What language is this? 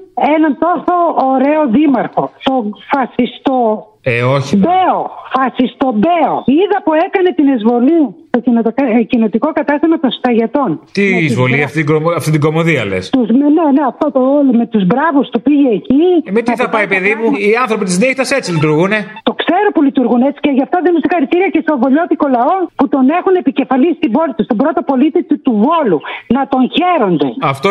Greek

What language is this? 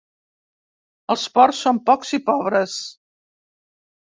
Catalan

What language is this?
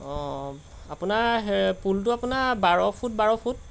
Assamese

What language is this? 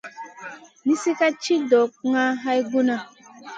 Masana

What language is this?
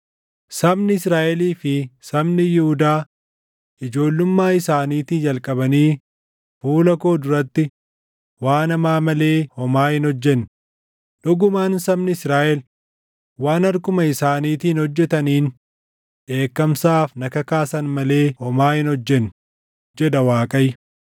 Oromo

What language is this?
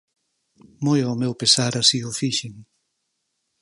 Galician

